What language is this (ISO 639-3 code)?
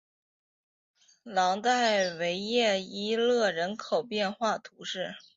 zho